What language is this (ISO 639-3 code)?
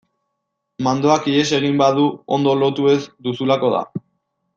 eus